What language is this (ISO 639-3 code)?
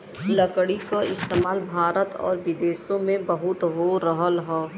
bho